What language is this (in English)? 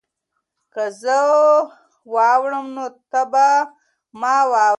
Pashto